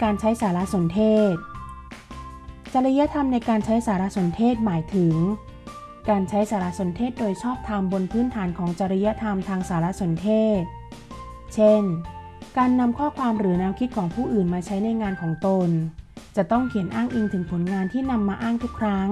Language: Thai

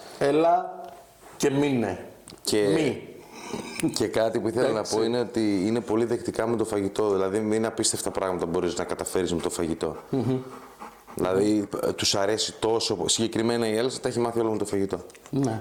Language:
Greek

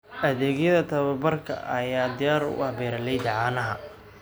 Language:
Somali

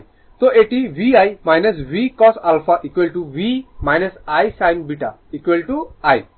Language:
Bangla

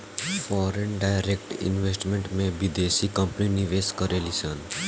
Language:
Bhojpuri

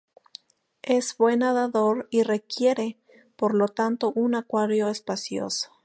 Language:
Spanish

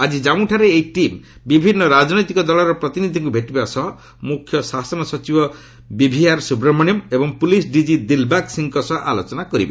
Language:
Odia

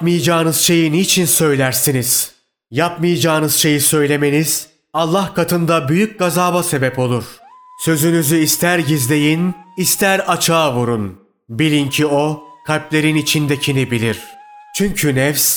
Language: Turkish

